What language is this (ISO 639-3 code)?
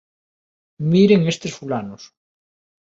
glg